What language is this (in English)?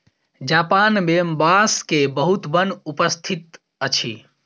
Maithili